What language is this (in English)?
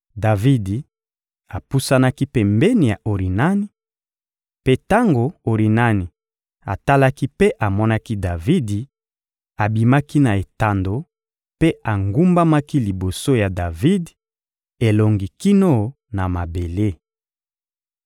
Lingala